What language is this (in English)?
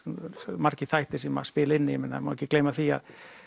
Icelandic